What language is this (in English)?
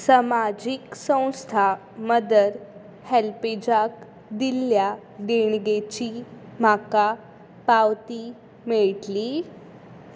Konkani